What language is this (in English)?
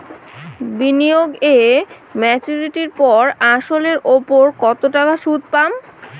Bangla